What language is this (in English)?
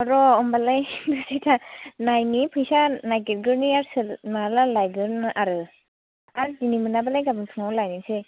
Bodo